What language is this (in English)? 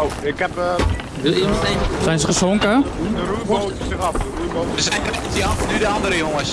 Dutch